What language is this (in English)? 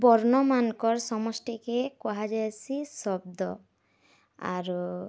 Odia